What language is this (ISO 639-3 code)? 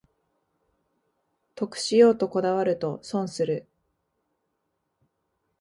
jpn